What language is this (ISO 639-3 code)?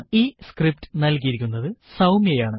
mal